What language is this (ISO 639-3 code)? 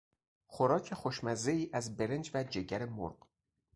fas